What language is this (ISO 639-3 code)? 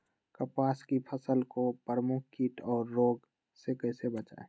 mag